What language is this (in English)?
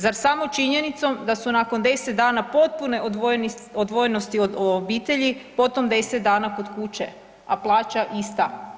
Croatian